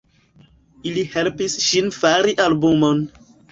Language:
Esperanto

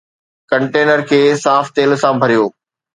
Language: Sindhi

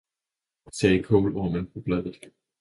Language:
Danish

